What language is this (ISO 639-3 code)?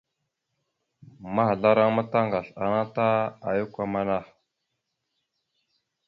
mxu